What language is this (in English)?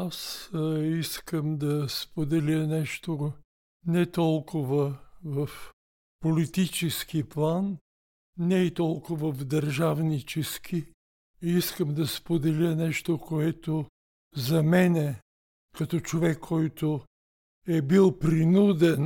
Bulgarian